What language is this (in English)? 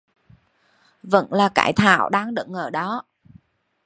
Vietnamese